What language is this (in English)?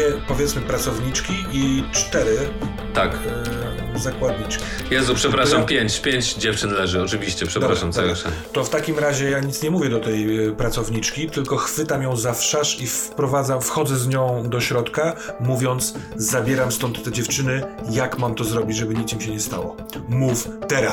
Polish